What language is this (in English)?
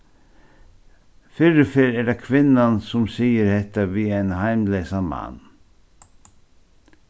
Faroese